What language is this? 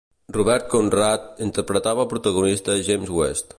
Catalan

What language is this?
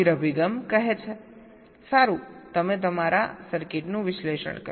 Gujarati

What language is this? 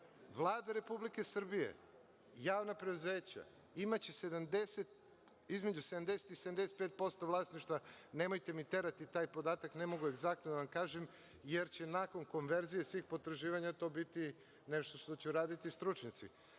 Serbian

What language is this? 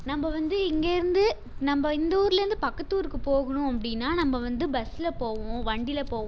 Tamil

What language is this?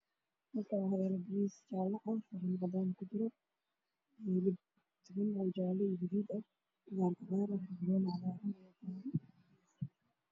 Somali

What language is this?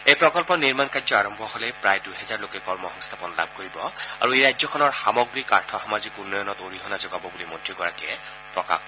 Assamese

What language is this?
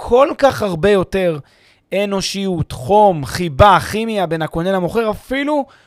Hebrew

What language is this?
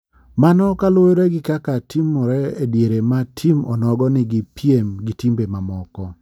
Luo (Kenya and Tanzania)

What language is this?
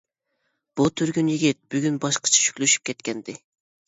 Uyghur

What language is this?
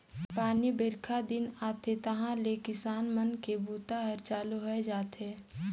Chhattisgarhi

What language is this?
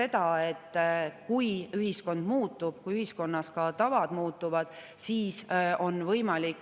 Estonian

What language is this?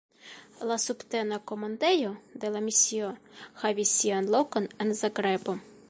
Esperanto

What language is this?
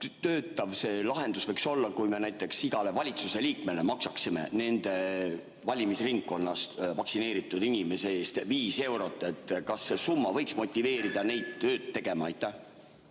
Estonian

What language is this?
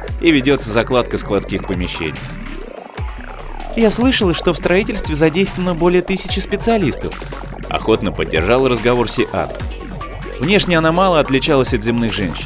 Russian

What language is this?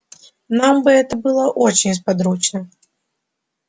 Russian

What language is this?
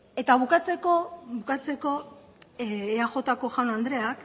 Basque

